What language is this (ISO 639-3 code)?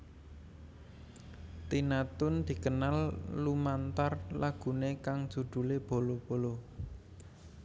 jav